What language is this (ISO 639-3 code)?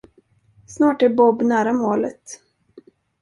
swe